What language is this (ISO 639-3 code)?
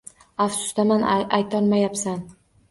uzb